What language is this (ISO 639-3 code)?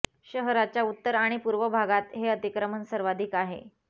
mar